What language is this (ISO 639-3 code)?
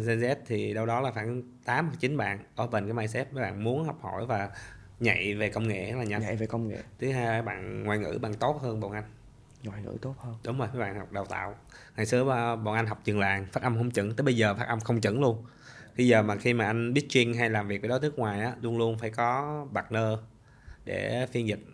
vie